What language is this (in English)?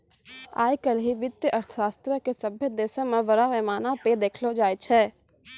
Maithili